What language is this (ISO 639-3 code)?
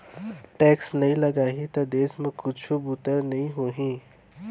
hne